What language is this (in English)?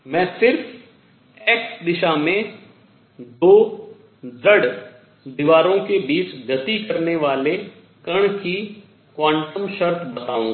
Hindi